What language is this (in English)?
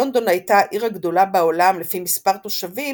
Hebrew